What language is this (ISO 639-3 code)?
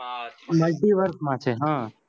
guj